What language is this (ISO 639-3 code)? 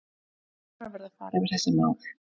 isl